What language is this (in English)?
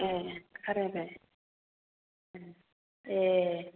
Bodo